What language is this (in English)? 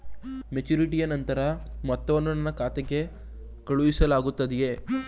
Kannada